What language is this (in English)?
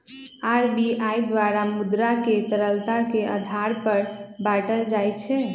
Magahi